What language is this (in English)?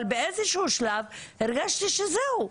Hebrew